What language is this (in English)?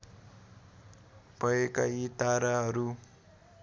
Nepali